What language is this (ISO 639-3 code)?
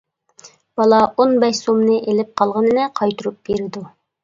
uig